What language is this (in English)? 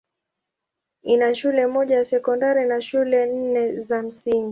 Swahili